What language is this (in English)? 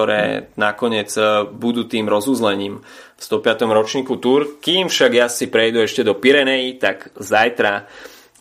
Slovak